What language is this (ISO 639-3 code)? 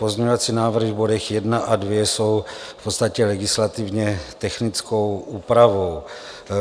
ces